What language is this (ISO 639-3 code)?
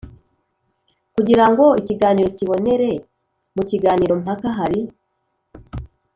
kin